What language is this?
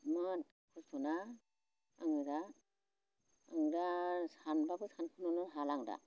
Bodo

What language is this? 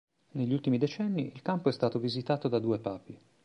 Italian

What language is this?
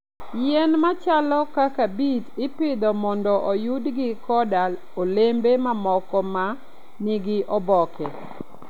Luo (Kenya and Tanzania)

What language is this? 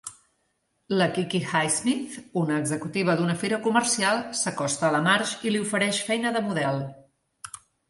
Catalan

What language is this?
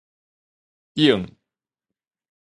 Min Nan Chinese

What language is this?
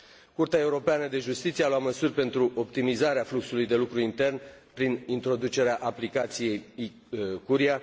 Romanian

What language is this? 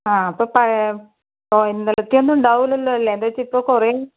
Malayalam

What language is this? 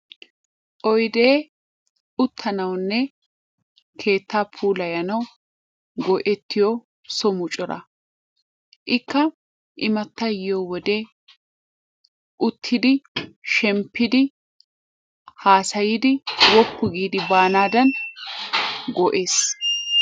Wolaytta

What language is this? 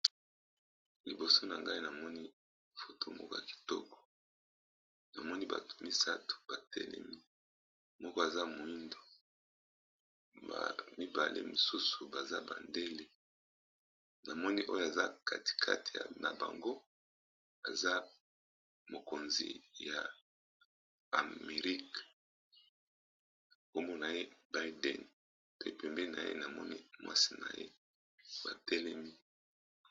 Lingala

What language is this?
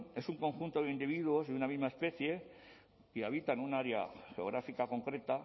Spanish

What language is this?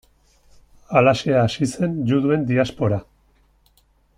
Basque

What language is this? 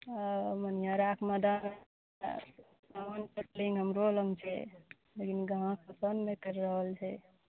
Maithili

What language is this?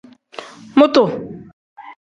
Tem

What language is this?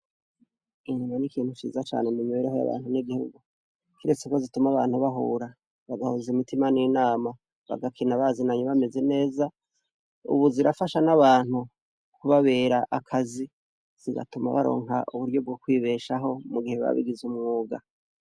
Rundi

